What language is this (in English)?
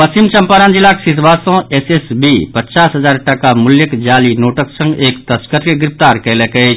Maithili